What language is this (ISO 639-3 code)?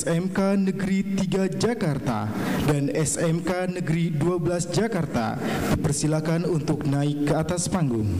ind